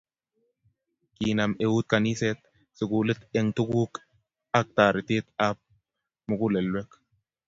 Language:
Kalenjin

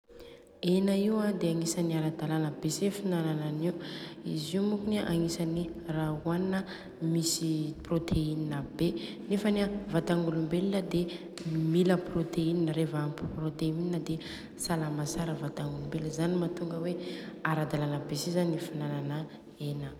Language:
Southern Betsimisaraka Malagasy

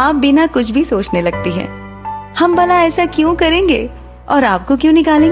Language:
Hindi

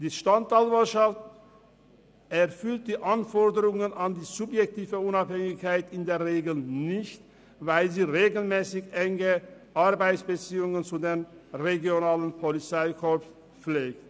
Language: Swiss German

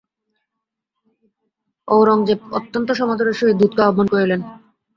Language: Bangla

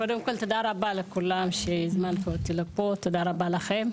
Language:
Hebrew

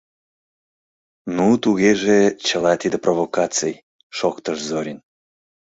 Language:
Mari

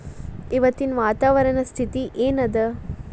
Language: Kannada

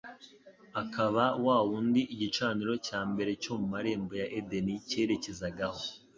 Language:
Kinyarwanda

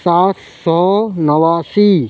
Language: Urdu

